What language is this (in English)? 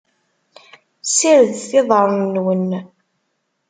Kabyle